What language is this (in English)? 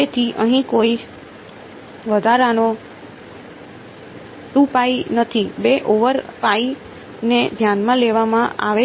Gujarati